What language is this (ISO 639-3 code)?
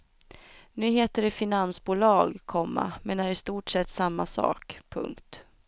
swe